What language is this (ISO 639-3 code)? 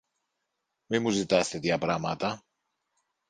ell